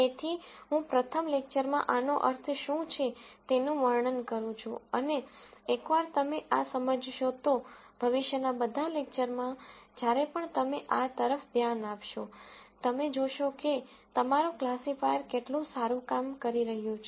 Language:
Gujarati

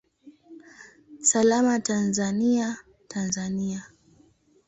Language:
Swahili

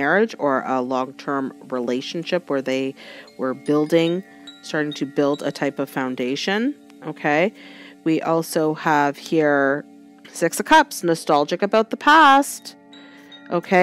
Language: English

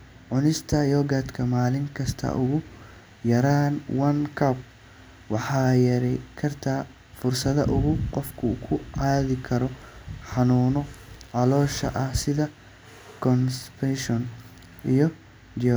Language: Somali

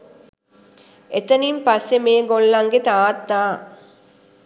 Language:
Sinhala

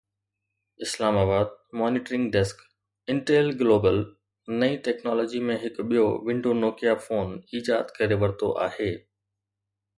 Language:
Sindhi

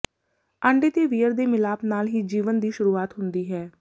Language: Punjabi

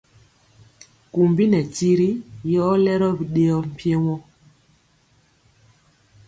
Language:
Mpiemo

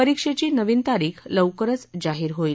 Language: Marathi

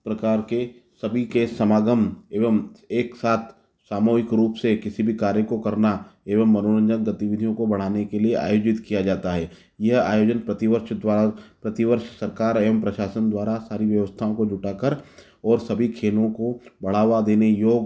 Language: Hindi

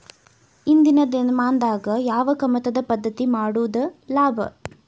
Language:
Kannada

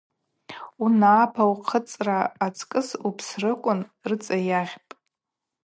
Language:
Abaza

